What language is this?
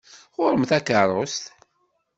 Kabyle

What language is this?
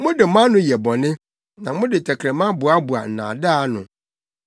Akan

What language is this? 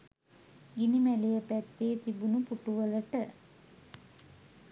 Sinhala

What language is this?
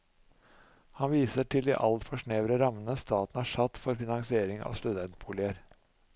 Norwegian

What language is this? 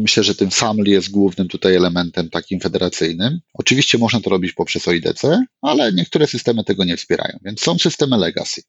Polish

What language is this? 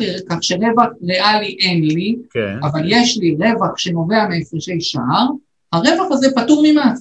Hebrew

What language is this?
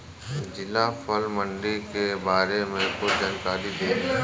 Bhojpuri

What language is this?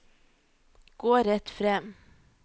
Norwegian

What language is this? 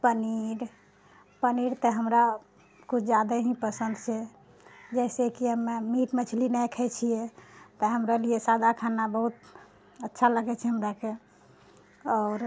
Maithili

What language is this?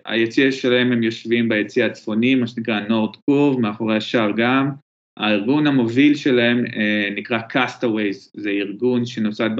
Hebrew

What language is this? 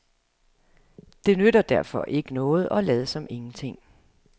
Danish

